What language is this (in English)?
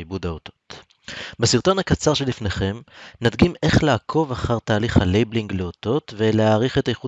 Hebrew